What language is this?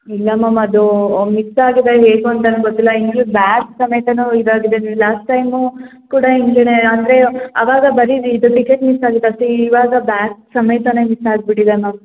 Kannada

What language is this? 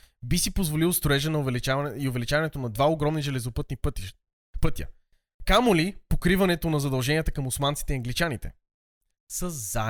Bulgarian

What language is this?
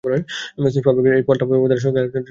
Bangla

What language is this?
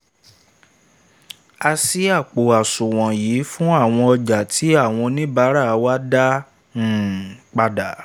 Yoruba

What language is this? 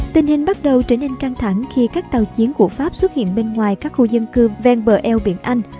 Vietnamese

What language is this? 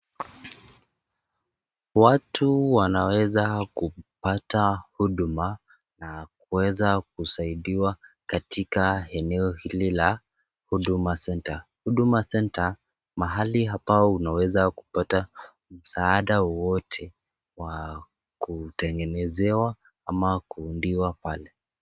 Swahili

